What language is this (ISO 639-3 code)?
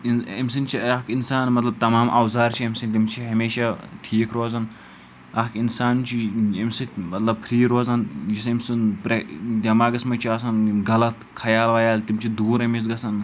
kas